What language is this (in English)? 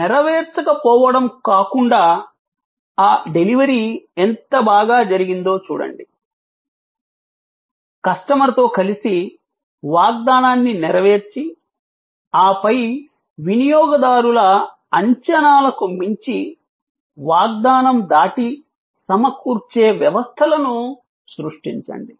Telugu